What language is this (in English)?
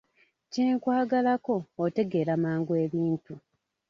Ganda